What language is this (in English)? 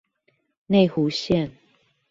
Chinese